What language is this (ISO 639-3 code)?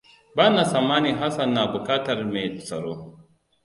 hau